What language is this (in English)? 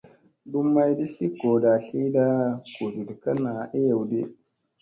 Musey